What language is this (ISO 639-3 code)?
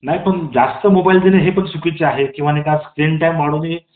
mar